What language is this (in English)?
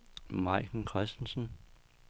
Danish